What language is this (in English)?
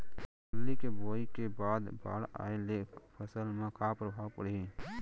Chhattisgarhi